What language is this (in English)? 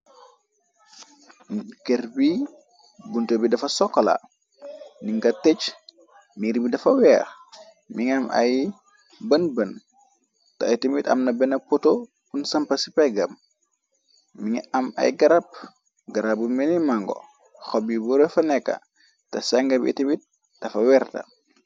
Wolof